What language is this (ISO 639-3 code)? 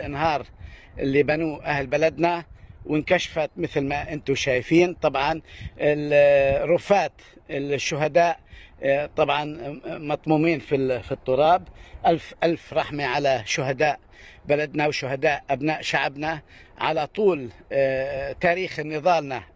ara